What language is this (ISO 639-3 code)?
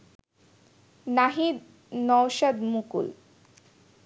ben